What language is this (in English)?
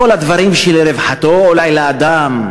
Hebrew